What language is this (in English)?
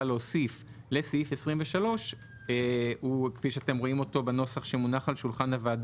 Hebrew